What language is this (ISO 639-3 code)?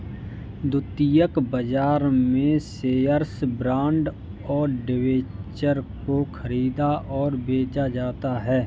hin